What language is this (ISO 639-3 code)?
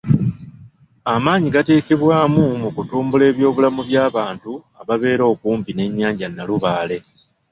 lug